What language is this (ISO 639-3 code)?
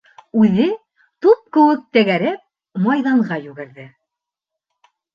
bak